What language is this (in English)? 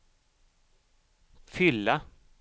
Swedish